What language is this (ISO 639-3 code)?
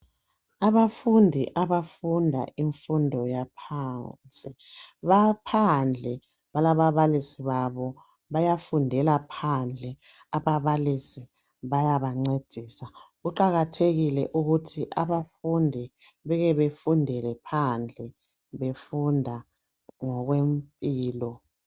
nde